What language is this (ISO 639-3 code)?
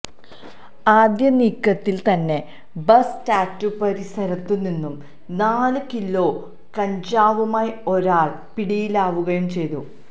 mal